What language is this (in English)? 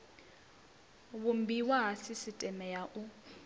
Venda